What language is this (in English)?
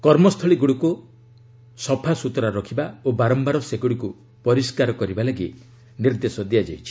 Odia